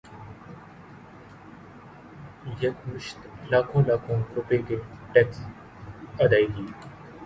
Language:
Urdu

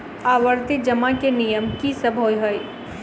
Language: Maithili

